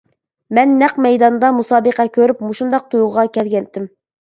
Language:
Uyghur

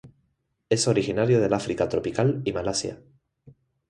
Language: Spanish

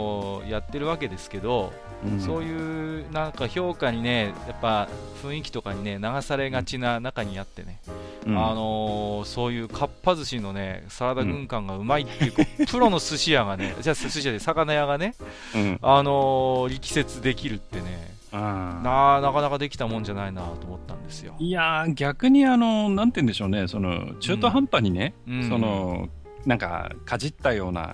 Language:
Japanese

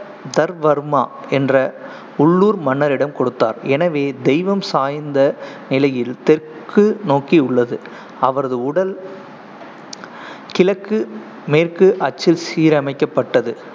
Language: Tamil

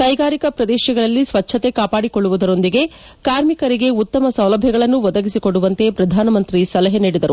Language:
Kannada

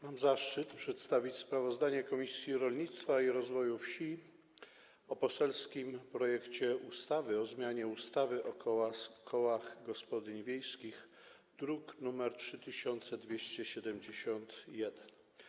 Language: Polish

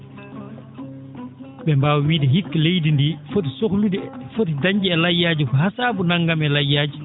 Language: Fula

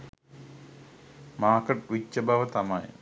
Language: Sinhala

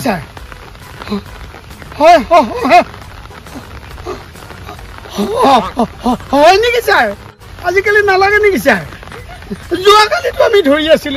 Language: Bangla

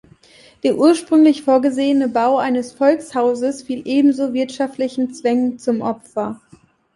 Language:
German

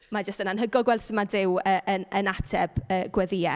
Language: Welsh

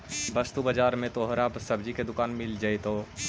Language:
Magahi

